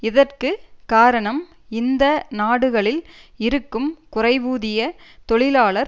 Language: Tamil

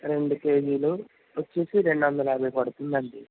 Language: Telugu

